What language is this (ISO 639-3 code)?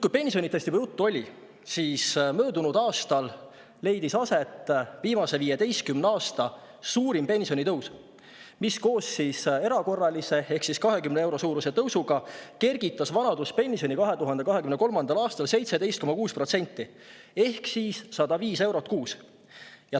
est